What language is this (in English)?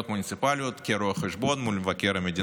Hebrew